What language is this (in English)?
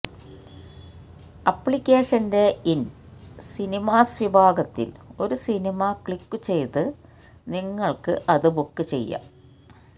Malayalam